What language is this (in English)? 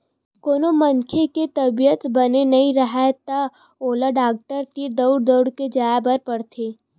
Chhattisgarhi